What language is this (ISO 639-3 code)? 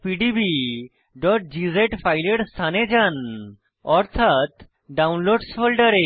ben